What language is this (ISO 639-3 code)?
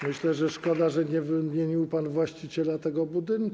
pol